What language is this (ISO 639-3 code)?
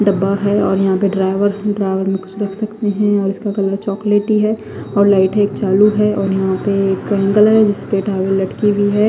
hin